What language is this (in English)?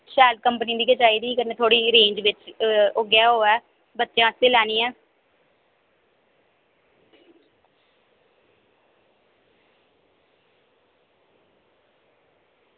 Dogri